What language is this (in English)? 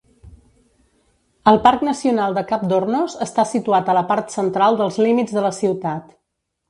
Catalan